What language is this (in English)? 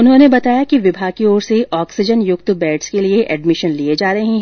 Hindi